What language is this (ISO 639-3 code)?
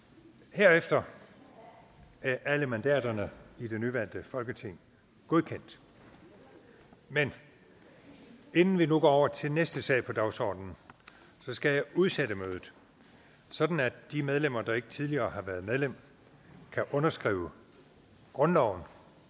dan